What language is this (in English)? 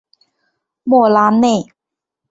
Chinese